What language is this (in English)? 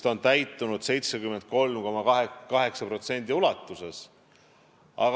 Estonian